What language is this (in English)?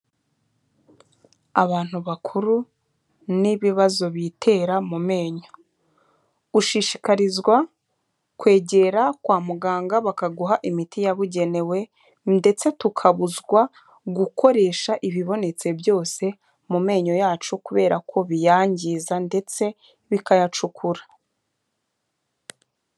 Kinyarwanda